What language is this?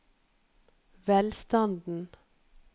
Norwegian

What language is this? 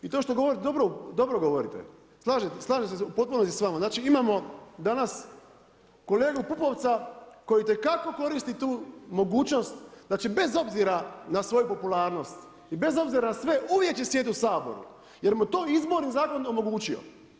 Croatian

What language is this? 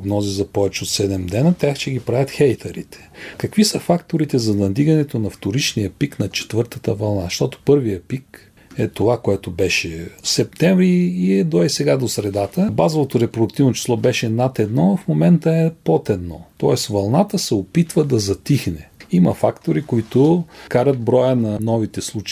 Bulgarian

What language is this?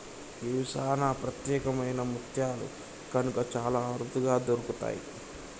Telugu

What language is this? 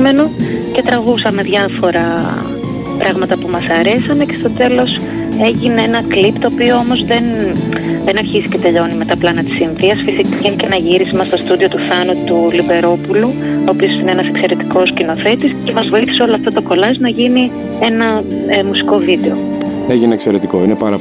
Greek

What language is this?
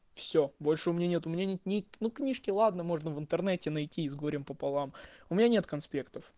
Russian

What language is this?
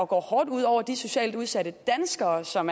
Danish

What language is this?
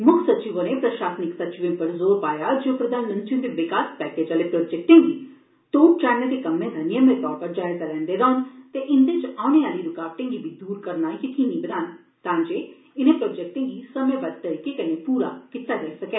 Dogri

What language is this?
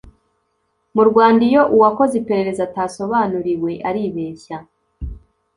Kinyarwanda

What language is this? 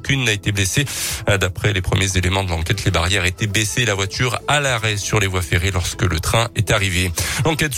French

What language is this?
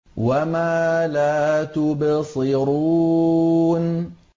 Arabic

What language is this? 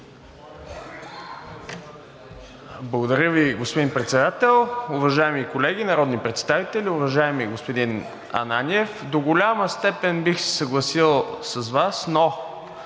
Bulgarian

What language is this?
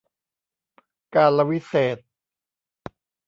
Thai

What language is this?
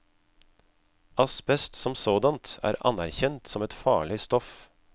Norwegian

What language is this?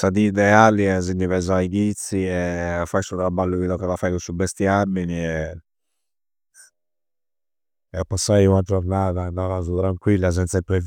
Campidanese Sardinian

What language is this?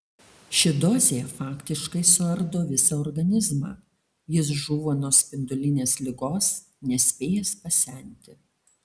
Lithuanian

